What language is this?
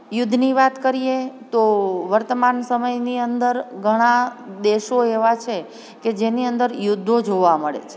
Gujarati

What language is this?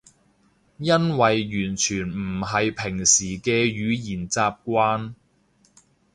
Cantonese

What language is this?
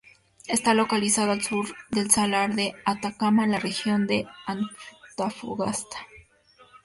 Spanish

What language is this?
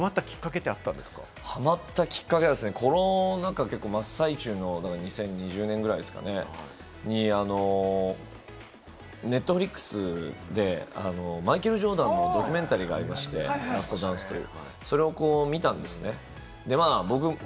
Japanese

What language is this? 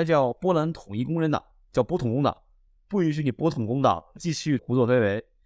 Chinese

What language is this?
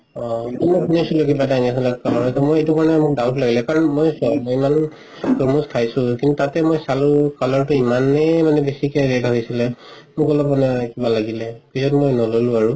Assamese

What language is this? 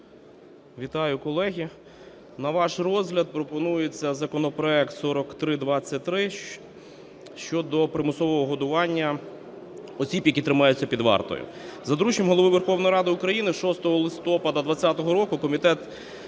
Ukrainian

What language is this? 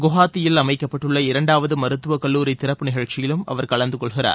Tamil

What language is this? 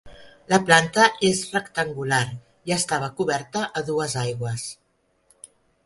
Catalan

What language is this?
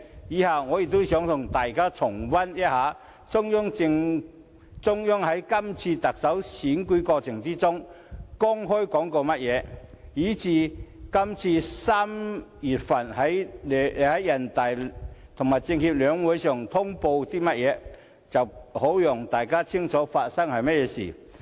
Cantonese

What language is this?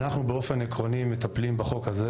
Hebrew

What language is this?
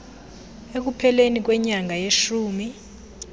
Xhosa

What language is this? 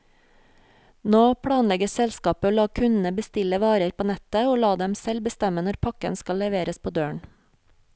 Norwegian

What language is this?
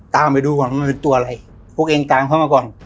Thai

